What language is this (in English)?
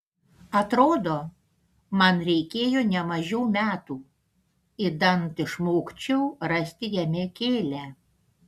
Lithuanian